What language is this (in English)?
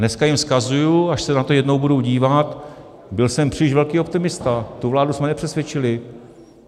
Czech